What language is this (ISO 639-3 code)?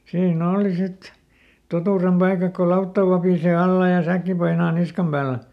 fin